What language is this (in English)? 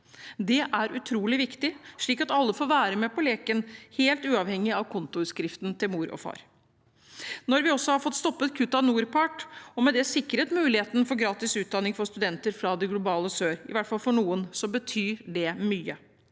Norwegian